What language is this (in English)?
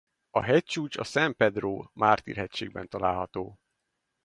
Hungarian